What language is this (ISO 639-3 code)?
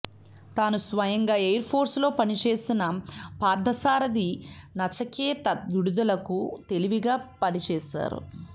tel